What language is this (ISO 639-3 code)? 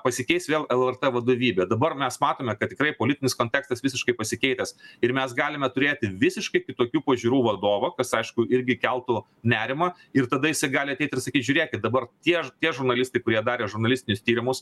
lit